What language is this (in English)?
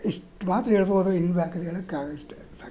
Kannada